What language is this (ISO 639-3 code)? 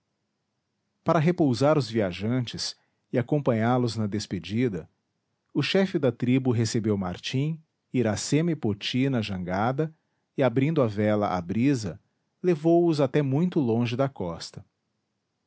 por